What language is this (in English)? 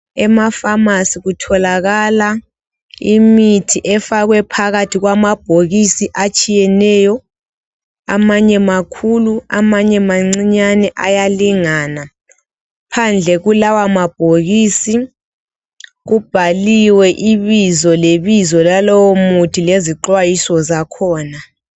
North Ndebele